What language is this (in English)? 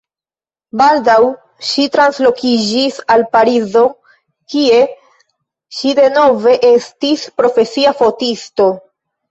Esperanto